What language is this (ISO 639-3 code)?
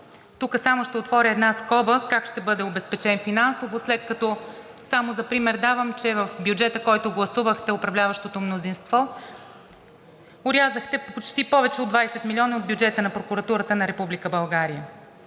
bul